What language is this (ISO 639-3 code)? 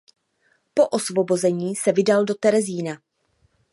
ces